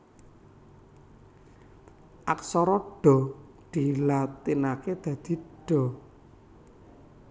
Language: Javanese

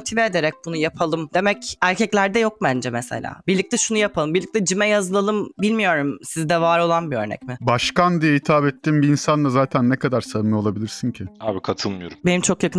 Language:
Turkish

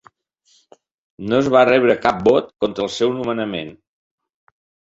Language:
Catalan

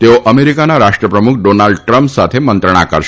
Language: Gujarati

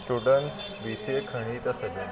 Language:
Sindhi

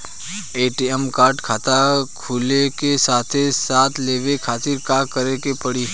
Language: Bhojpuri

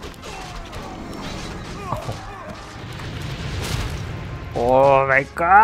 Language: Thai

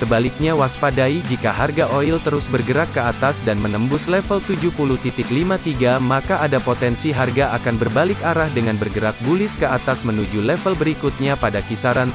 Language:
Indonesian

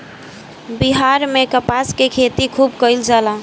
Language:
Bhojpuri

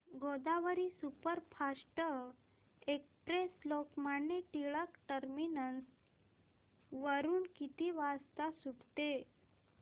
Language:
Marathi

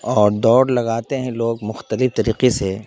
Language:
Urdu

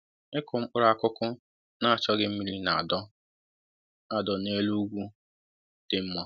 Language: Igbo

